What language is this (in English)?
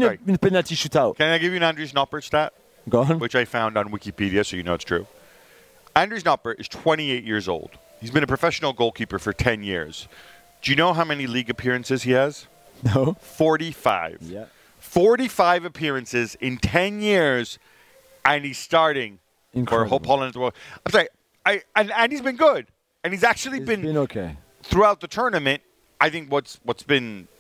English